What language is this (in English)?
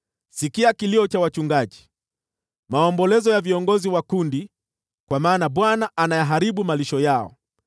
Swahili